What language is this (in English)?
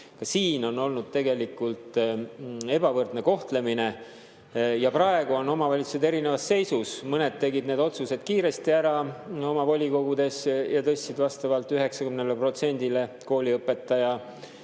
Estonian